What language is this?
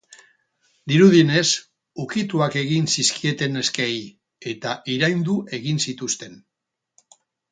Basque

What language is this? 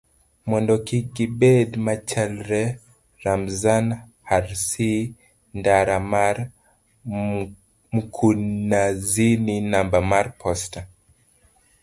Luo (Kenya and Tanzania)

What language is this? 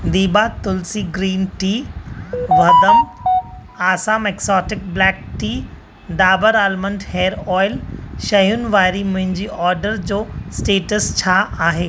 Sindhi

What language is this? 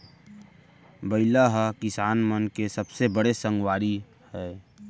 Chhattisgarhi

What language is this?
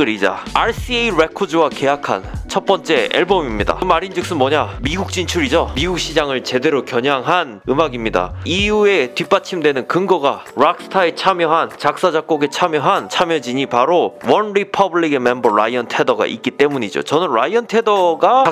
Korean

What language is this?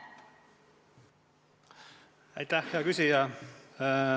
Estonian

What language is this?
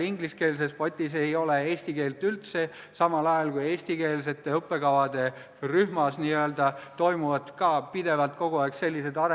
Estonian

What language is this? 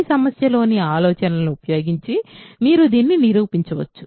Telugu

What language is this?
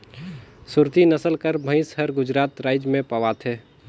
Chhattisgarhi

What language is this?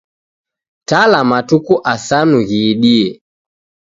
Taita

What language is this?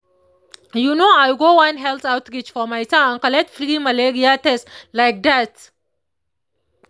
Nigerian Pidgin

